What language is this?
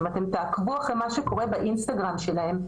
Hebrew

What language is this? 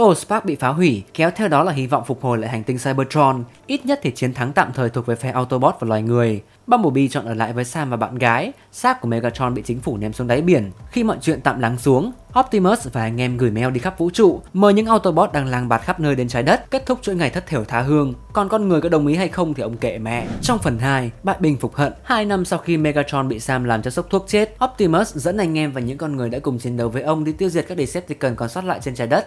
Vietnamese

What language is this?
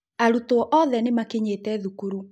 Kikuyu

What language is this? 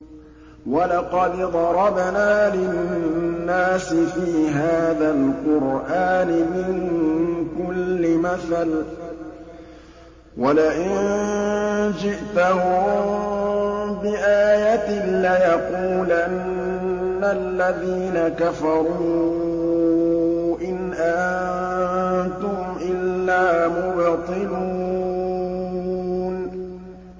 Arabic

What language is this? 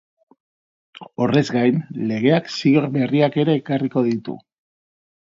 Basque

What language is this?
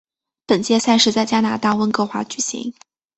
Chinese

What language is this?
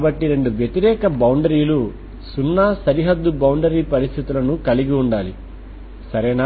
Telugu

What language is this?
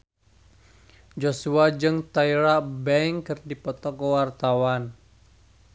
Sundanese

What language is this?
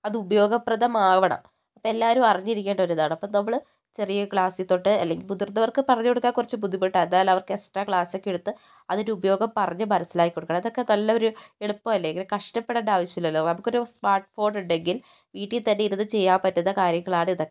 Malayalam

